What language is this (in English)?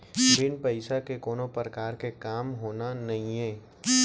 Chhattisgarhi